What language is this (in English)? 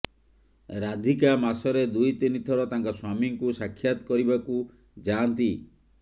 Odia